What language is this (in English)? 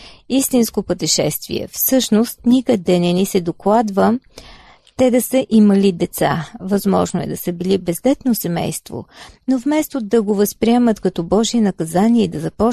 Bulgarian